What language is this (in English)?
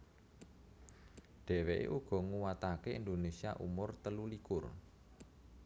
Javanese